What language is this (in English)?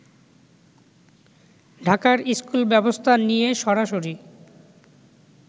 Bangla